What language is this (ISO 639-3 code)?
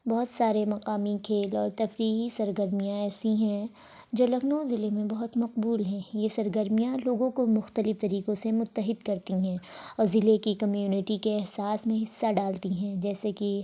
urd